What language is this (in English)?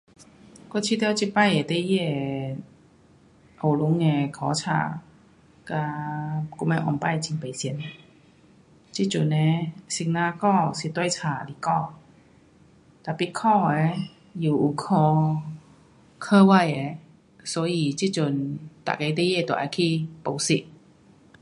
Pu-Xian Chinese